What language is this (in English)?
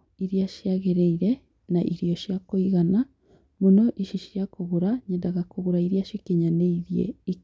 Kikuyu